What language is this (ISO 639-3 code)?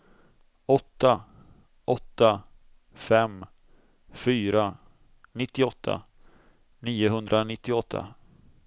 swe